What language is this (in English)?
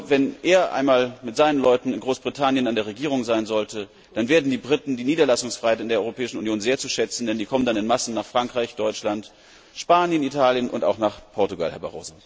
German